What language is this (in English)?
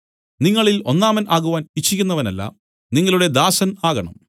Malayalam